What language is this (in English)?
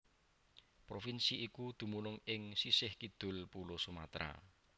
Javanese